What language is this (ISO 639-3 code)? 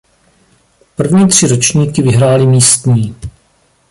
ces